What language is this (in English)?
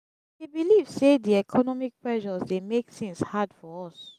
Nigerian Pidgin